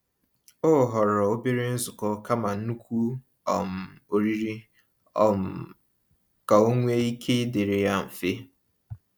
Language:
Igbo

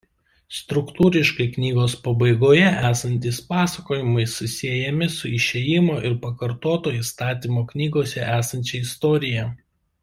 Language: Lithuanian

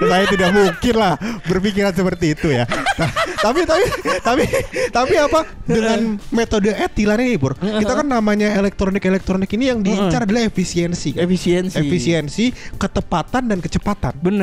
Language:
Indonesian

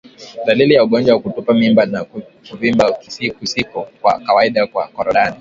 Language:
Swahili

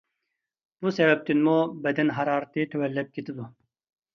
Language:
Uyghur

